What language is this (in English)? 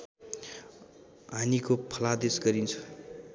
Nepali